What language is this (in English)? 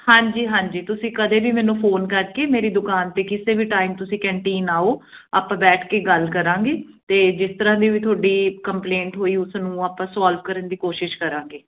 Punjabi